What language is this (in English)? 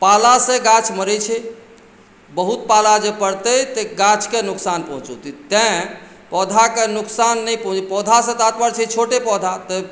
Maithili